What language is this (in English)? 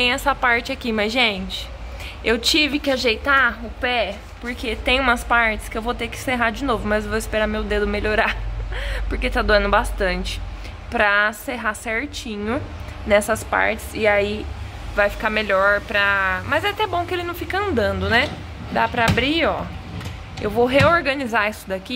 Portuguese